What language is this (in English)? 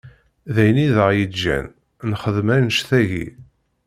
Kabyle